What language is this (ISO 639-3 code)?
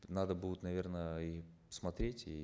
kaz